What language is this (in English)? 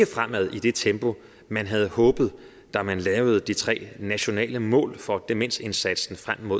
Danish